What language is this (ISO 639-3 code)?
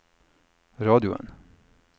nor